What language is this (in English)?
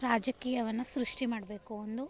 Kannada